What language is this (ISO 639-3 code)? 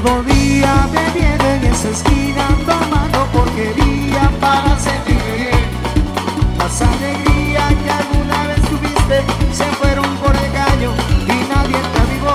spa